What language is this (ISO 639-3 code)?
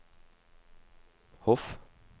nor